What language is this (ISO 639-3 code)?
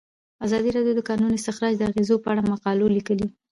pus